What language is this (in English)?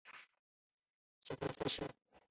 Chinese